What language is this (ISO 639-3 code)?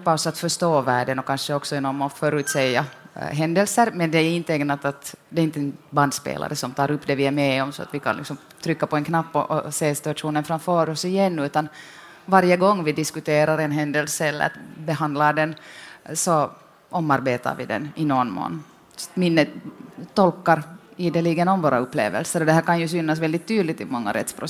swe